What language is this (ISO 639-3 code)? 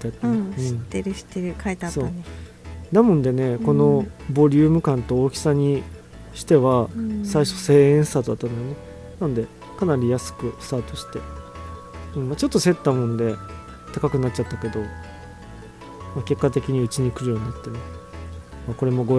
jpn